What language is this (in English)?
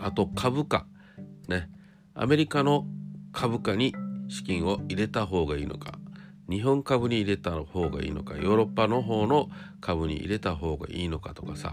Japanese